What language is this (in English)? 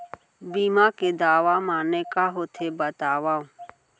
Chhattisgarhi